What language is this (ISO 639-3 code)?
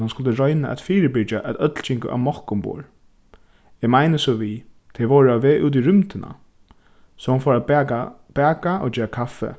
fao